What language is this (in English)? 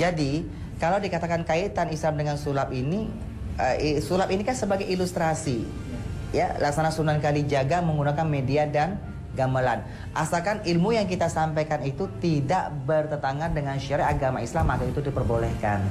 Indonesian